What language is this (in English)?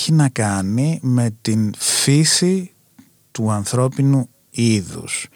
Greek